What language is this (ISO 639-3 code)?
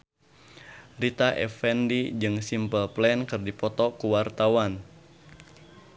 sun